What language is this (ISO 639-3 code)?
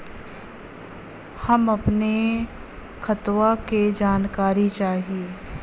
bho